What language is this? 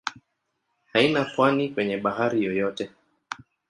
Swahili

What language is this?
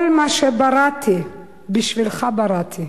Hebrew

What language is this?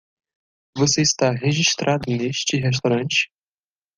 Portuguese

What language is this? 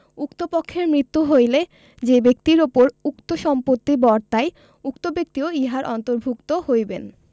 Bangla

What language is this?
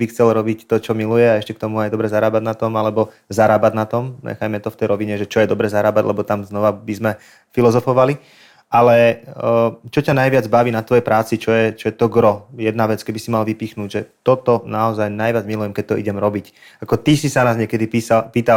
Czech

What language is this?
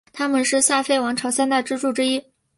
Chinese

